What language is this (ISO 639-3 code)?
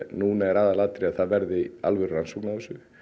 isl